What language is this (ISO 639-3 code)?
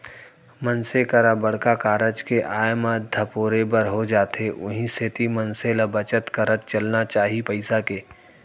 hne